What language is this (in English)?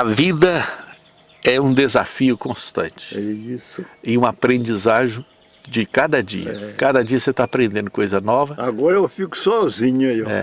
Portuguese